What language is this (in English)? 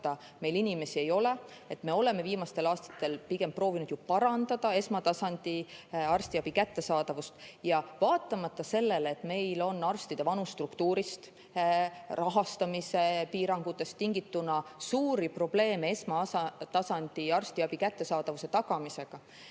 Estonian